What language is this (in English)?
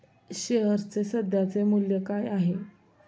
Marathi